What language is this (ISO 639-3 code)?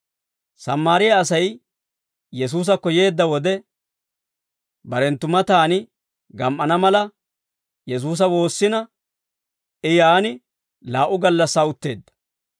dwr